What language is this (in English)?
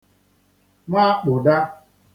Igbo